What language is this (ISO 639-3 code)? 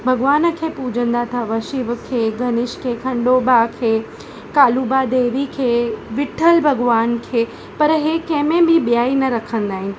snd